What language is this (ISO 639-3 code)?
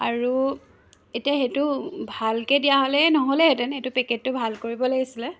asm